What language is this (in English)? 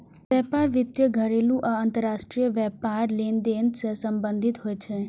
Maithili